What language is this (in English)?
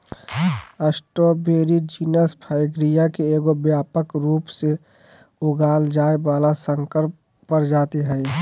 Magahi